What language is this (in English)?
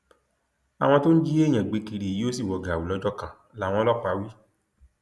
Yoruba